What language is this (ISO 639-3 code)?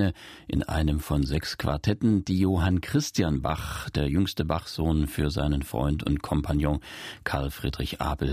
deu